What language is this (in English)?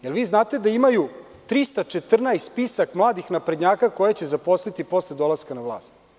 Serbian